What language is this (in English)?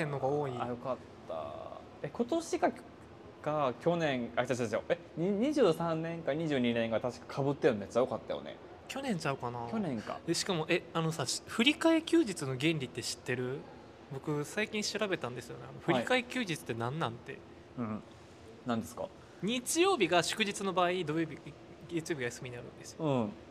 Japanese